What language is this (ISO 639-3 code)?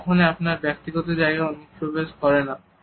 ben